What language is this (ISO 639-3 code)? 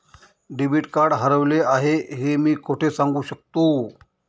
mar